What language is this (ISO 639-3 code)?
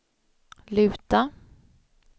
swe